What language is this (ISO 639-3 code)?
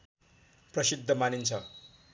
nep